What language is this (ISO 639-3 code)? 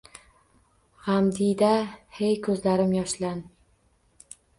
uzb